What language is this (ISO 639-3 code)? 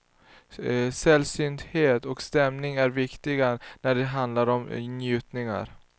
swe